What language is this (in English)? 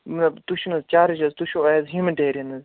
Kashmiri